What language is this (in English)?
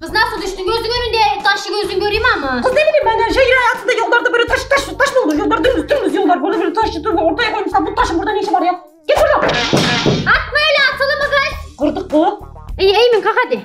Turkish